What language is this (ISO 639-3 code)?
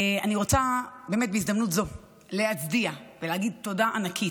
heb